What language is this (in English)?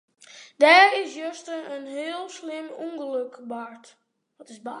Western Frisian